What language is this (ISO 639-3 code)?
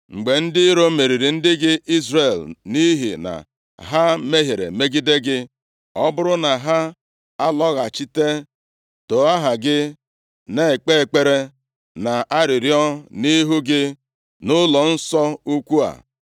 ibo